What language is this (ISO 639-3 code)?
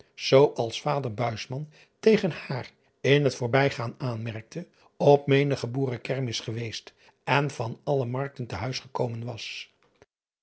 nld